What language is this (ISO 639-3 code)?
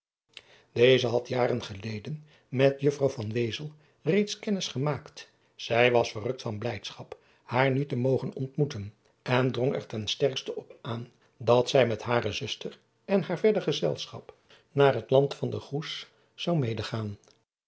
nld